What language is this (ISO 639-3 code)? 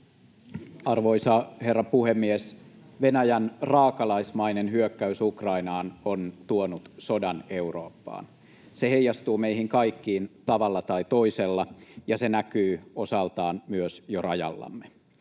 fin